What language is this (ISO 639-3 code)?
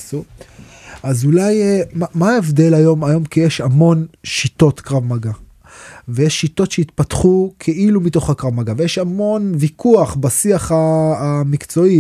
heb